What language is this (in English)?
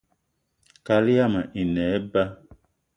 Eton (Cameroon)